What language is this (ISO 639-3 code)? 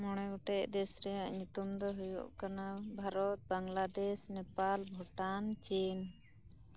sat